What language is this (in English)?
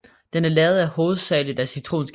Danish